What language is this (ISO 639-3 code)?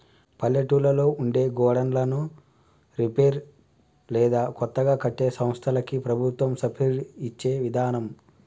tel